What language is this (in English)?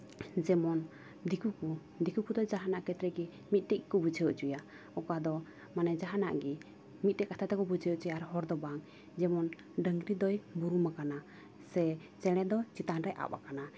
Santali